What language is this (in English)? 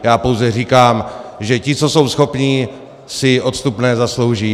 Czech